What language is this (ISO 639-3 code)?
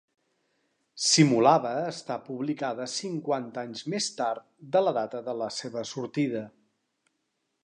cat